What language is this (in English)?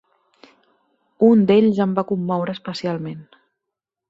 Catalan